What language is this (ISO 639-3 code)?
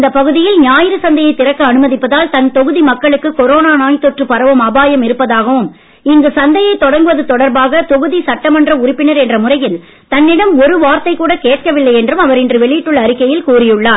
tam